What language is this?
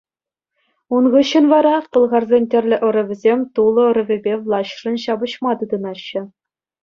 Chuvash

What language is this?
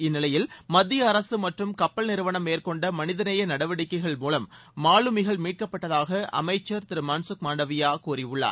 Tamil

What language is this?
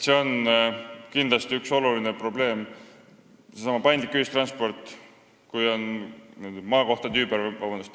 Estonian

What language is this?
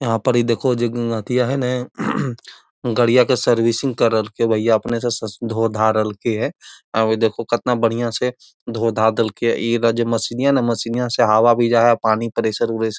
Magahi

